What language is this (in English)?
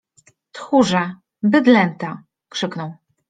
Polish